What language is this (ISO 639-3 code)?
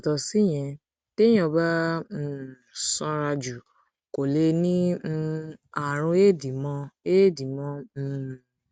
yor